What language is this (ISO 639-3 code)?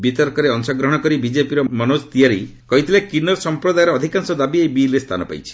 ori